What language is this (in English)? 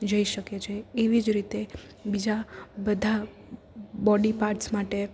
Gujarati